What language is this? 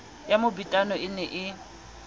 Southern Sotho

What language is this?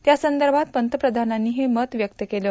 Marathi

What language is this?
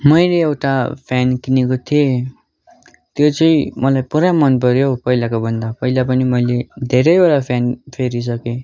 Nepali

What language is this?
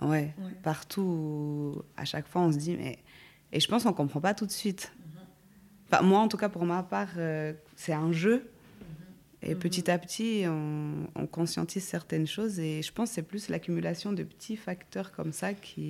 French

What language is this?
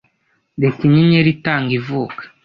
Kinyarwanda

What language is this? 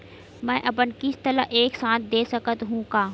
Chhattisgarhi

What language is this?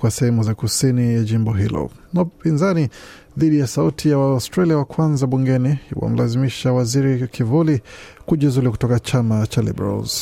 Swahili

